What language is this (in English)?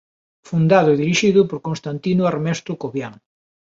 Galician